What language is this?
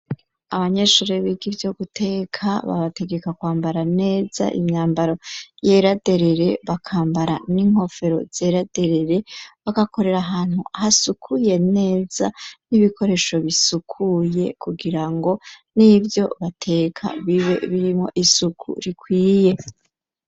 Rundi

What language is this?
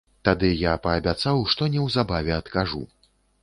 Belarusian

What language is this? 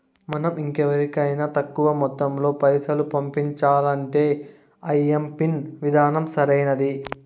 Telugu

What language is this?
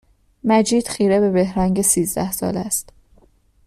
Persian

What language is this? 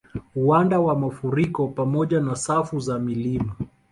Swahili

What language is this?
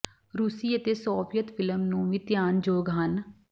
Punjabi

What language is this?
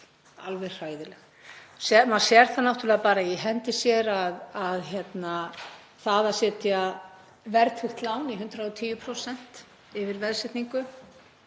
Icelandic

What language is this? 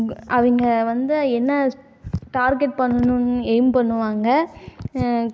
Tamil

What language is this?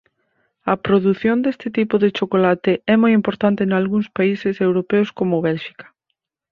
Galician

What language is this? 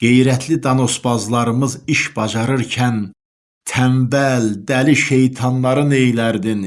Turkish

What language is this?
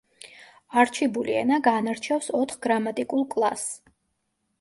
Georgian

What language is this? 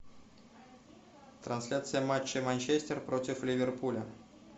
Russian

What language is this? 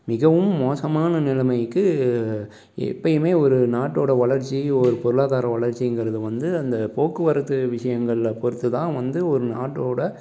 Tamil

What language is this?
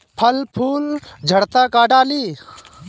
Bhojpuri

